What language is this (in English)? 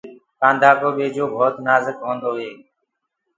Gurgula